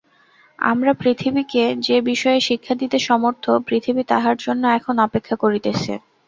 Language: Bangla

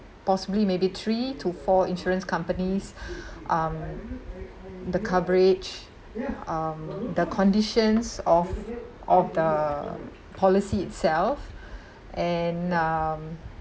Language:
English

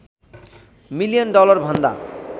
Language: Nepali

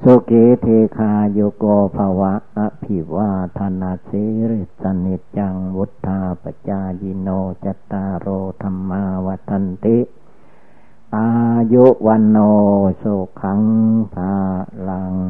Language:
Thai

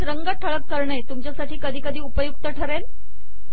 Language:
Marathi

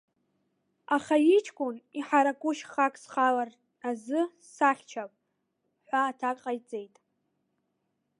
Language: Abkhazian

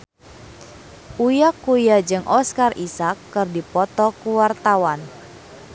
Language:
Sundanese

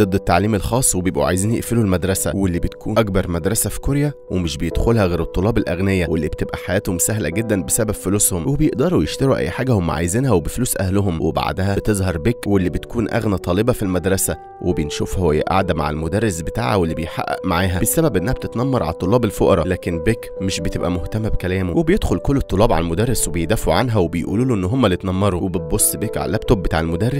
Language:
Arabic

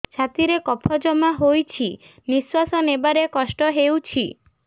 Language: Odia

